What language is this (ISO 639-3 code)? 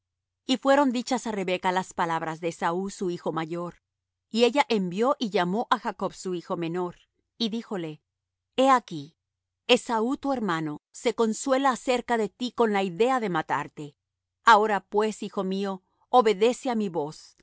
spa